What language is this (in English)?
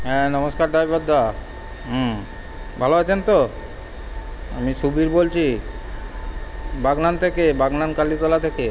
Bangla